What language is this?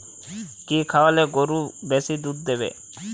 Bangla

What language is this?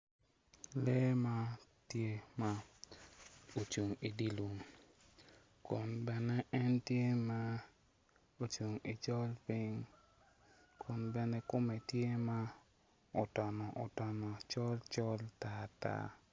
Acoli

